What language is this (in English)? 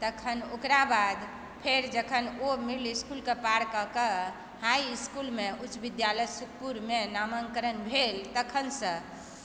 Maithili